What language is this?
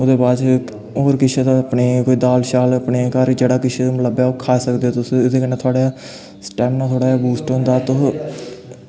Dogri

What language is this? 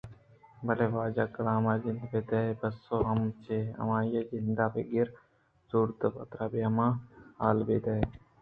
Eastern Balochi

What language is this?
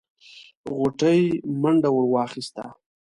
Pashto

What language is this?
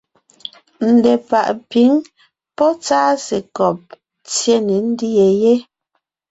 Ngiemboon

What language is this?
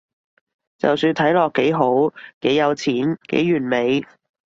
Cantonese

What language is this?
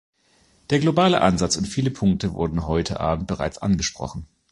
German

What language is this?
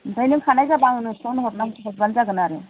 Bodo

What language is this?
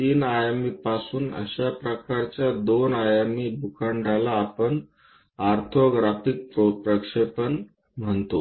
Marathi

